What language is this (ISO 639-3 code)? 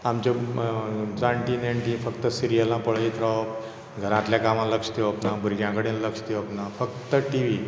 kok